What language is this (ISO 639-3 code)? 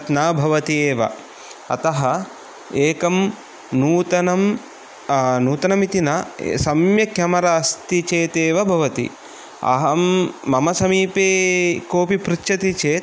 san